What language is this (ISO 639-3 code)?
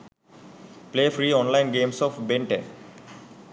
sin